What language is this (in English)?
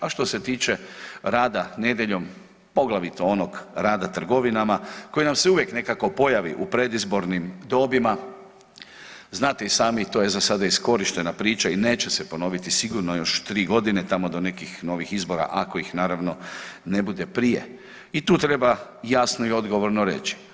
Croatian